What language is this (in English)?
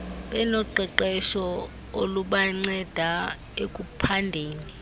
Xhosa